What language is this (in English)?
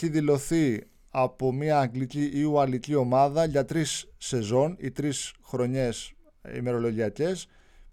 Greek